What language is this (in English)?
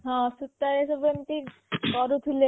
Odia